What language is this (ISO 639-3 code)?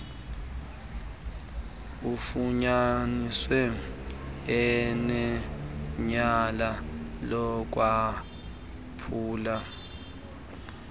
xho